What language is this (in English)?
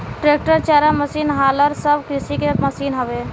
Bhojpuri